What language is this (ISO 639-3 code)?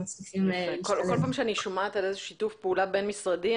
heb